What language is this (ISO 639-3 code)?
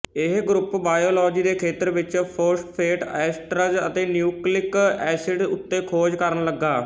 pan